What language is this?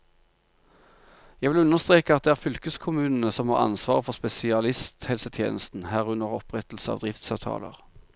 Norwegian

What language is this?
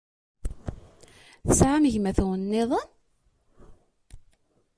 Kabyle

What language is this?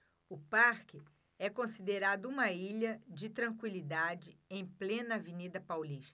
Portuguese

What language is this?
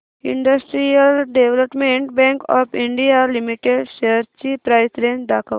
Marathi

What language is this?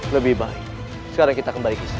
Indonesian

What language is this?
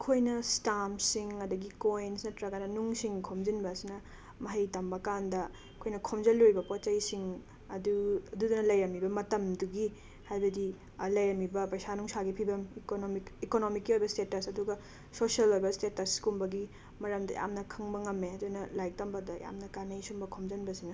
Manipuri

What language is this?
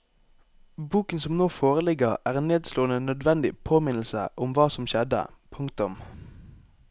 Norwegian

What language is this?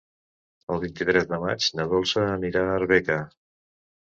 Catalan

